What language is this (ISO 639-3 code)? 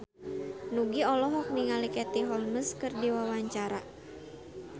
sun